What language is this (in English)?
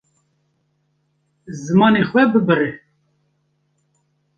Kurdish